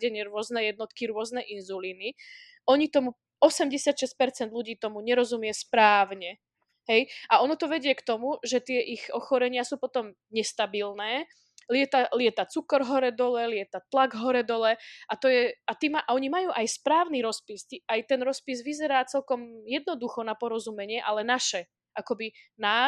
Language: Slovak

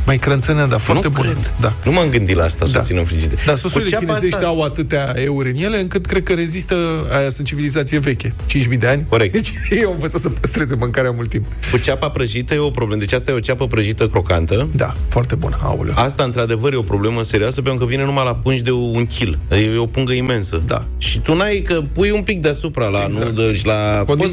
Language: Romanian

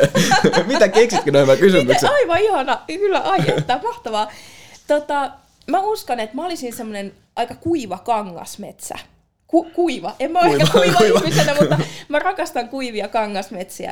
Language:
Finnish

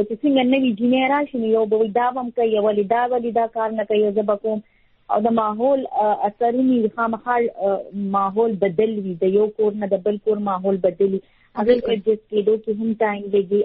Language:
Urdu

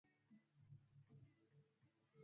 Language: Swahili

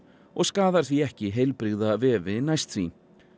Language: Icelandic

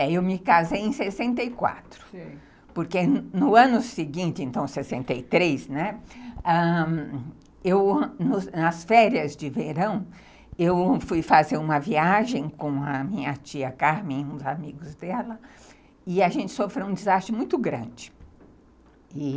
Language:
Portuguese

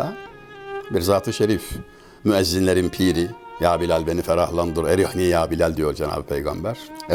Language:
Turkish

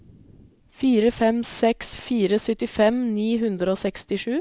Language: Norwegian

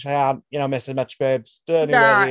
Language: Welsh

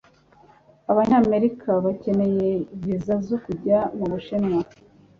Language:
Kinyarwanda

